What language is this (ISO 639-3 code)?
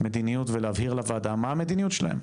heb